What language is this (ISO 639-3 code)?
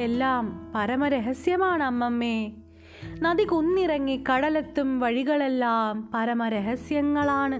mal